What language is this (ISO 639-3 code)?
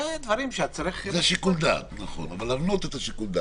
heb